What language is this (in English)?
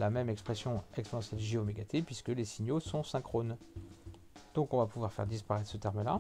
French